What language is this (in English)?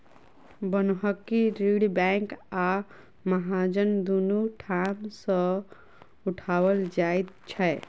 Maithili